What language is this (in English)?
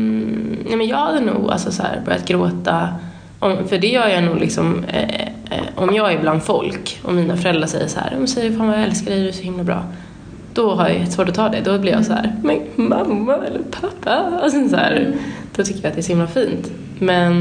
Swedish